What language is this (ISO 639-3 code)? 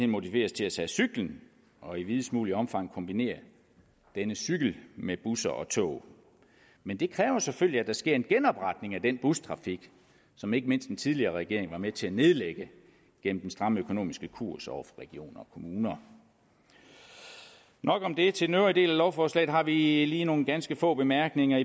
dan